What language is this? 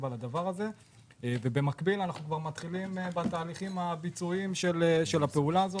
Hebrew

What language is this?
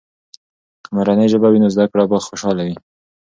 Pashto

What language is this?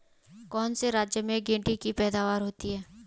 Hindi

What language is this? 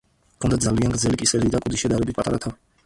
Georgian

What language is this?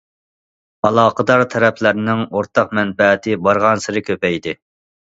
Uyghur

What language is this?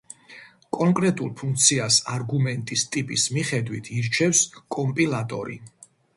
Georgian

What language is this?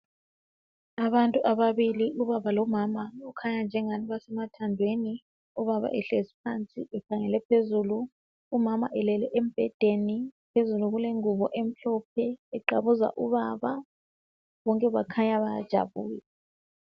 North Ndebele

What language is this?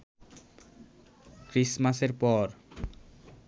Bangla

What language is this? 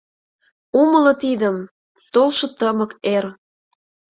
Mari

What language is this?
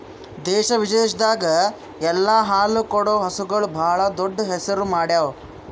Kannada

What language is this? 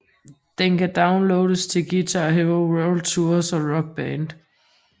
Danish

